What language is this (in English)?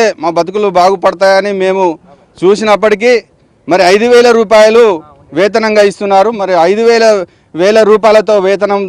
Telugu